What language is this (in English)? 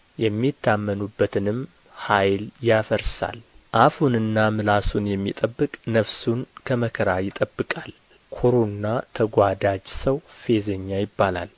Amharic